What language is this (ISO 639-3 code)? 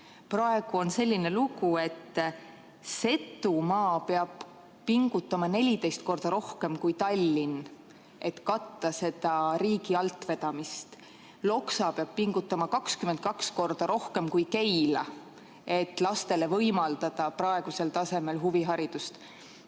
est